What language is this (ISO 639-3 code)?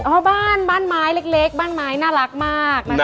tha